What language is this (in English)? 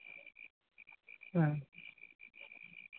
Santali